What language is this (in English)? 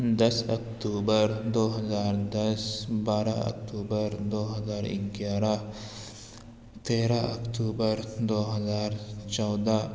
Urdu